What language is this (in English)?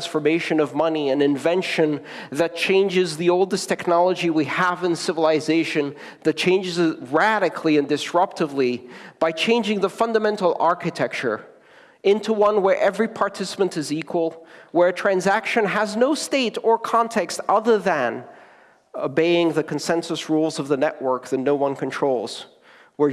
English